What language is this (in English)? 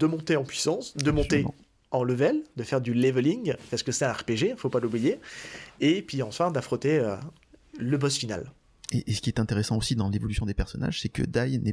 French